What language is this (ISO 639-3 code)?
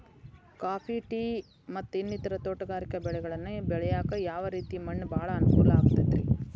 kan